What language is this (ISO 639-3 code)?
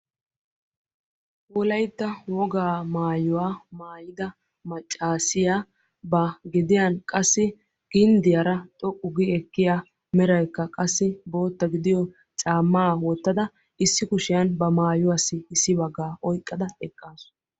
wal